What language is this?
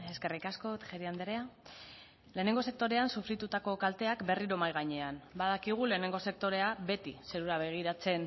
Basque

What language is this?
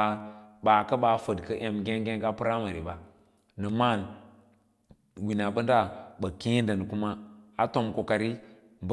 Lala-Roba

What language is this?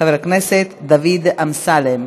Hebrew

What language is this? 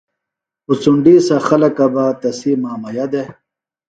Phalura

